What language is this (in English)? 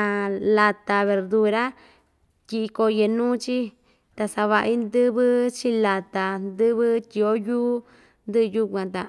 Ixtayutla Mixtec